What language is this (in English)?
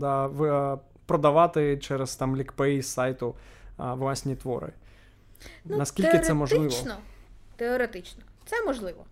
Ukrainian